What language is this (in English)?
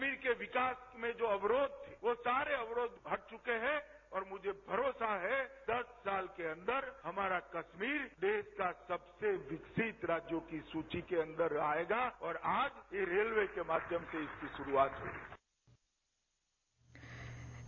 Hindi